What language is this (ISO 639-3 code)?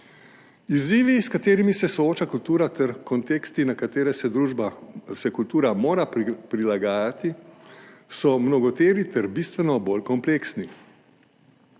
slv